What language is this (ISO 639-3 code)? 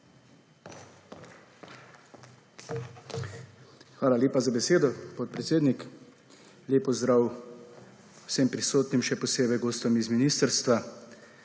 slv